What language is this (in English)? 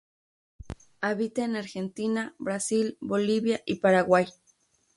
Spanish